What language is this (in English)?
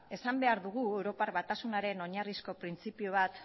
Basque